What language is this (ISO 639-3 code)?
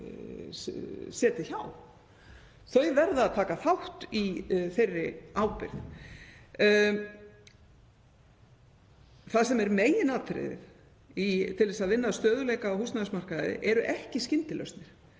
isl